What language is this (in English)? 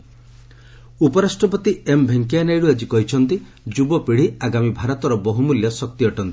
Odia